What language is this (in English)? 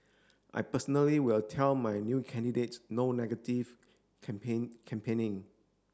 English